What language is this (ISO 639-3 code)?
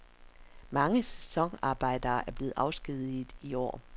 dan